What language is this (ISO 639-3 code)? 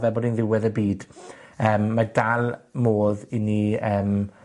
cym